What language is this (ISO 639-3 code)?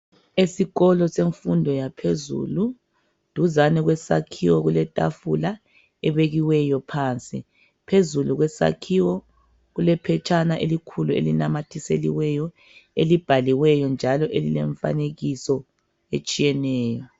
nde